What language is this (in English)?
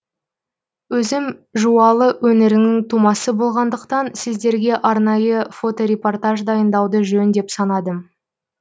Kazakh